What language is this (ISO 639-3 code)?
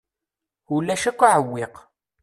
kab